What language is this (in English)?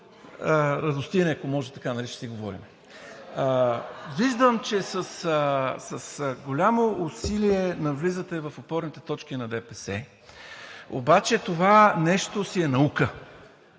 Bulgarian